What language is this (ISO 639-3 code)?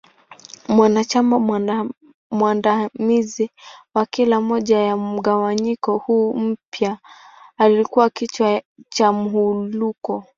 swa